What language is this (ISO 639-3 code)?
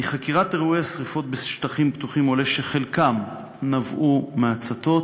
heb